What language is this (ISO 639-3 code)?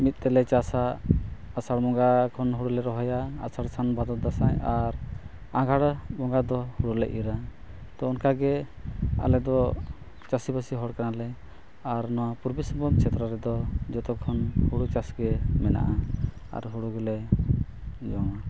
sat